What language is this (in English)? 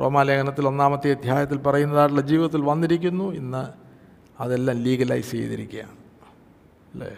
Malayalam